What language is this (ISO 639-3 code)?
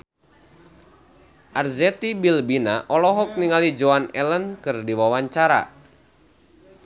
sun